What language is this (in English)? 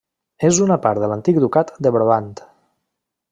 Catalan